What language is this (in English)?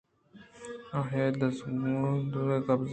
Eastern Balochi